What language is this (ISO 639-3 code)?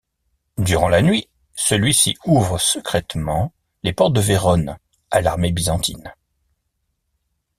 fra